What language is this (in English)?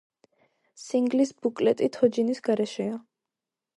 Georgian